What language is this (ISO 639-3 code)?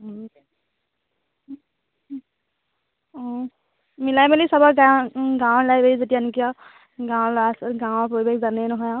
asm